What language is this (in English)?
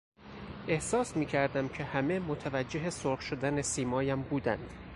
Persian